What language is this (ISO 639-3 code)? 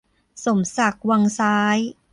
tha